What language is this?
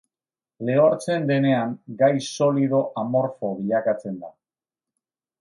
Basque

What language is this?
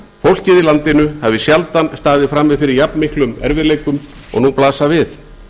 Icelandic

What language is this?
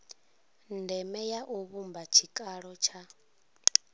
Venda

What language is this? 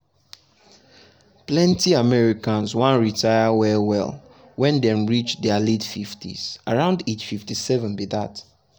Nigerian Pidgin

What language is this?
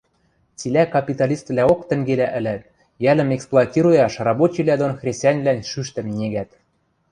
Western Mari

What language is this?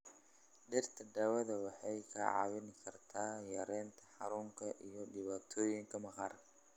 Somali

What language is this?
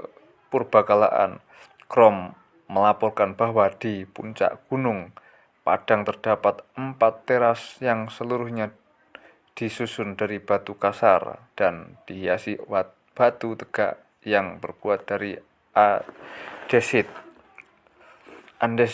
Indonesian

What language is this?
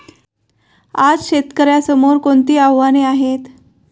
Marathi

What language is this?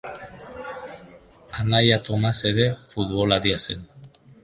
Basque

